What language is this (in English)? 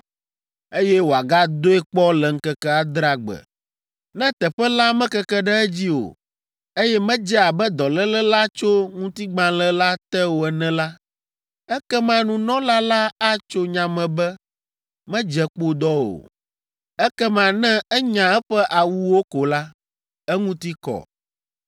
Ewe